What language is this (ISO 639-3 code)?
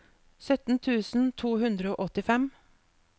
nor